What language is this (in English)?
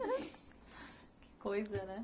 Portuguese